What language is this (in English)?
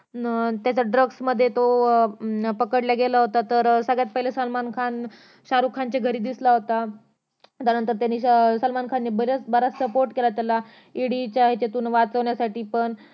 Marathi